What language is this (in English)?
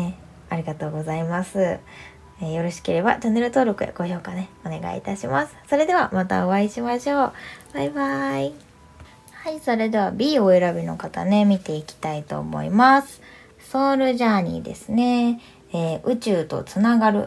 Japanese